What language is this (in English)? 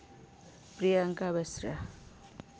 Santali